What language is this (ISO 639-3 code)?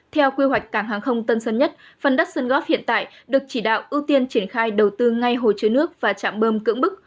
vie